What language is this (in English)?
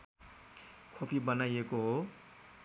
Nepali